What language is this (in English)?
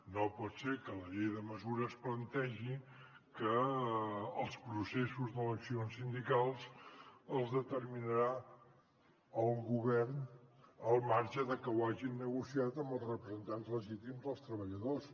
Catalan